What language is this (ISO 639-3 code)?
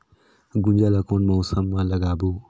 hne